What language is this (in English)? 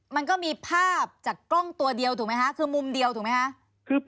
Thai